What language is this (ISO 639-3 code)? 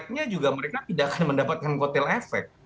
ind